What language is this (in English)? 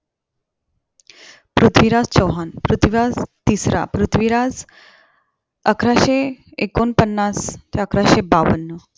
Marathi